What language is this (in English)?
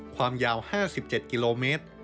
Thai